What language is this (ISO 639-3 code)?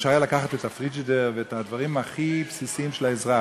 heb